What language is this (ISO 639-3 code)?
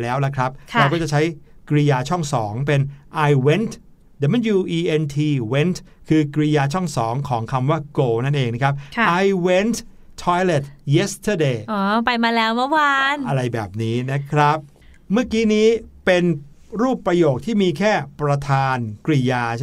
tha